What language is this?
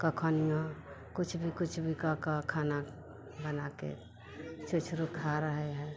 Hindi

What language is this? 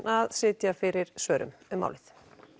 Icelandic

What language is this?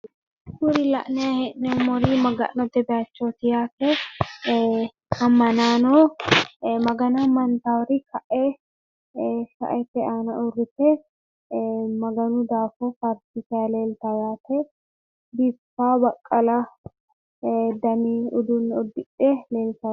Sidamo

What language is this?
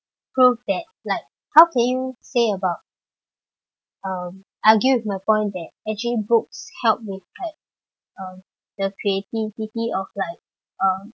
English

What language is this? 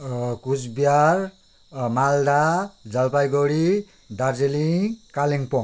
Nepali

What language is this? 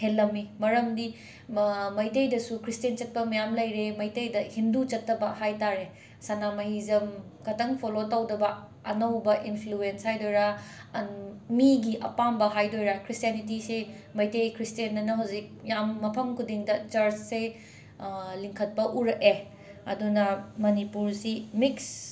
Manipuri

